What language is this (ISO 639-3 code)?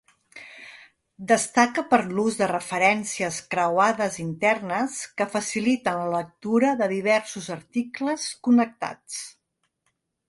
cat